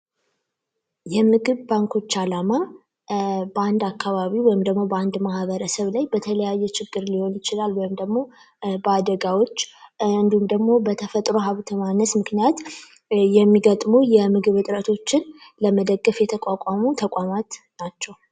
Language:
Amharic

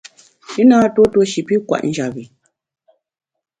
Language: Bamun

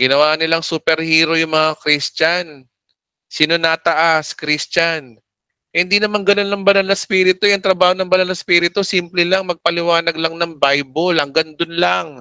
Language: Filipino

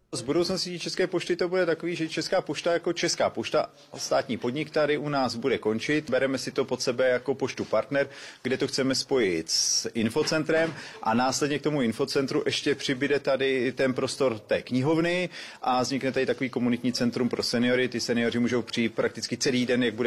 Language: Czech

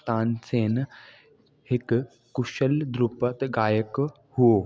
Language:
Sindhi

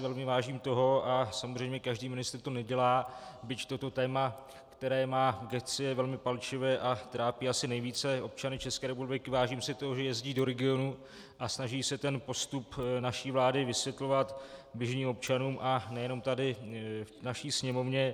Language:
Czech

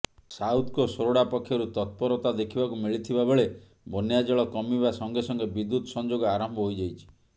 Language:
Odia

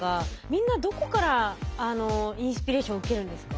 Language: Japanese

